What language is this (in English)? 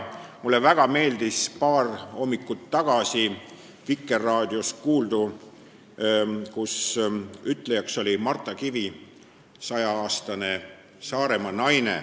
Estonian